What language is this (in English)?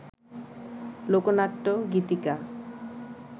Bangla